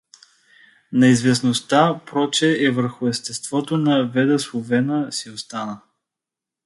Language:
Bulgarian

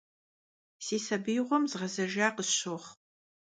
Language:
Kabardian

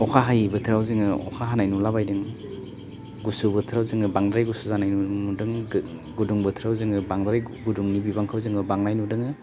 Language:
Bodo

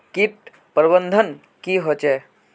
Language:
Magahi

